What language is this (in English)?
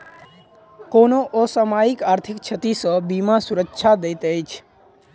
Maithili